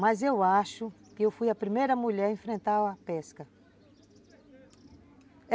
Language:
Portuguese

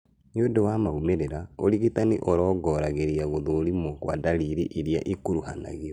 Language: Kikuyu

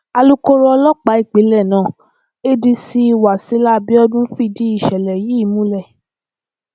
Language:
Yoruba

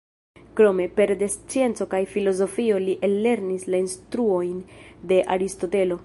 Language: Esperanto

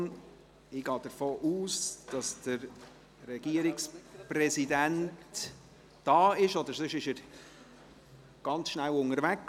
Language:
Swiss German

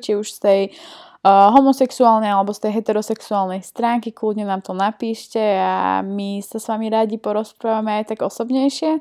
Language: Slovak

